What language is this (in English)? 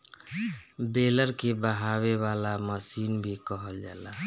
Bhojpuri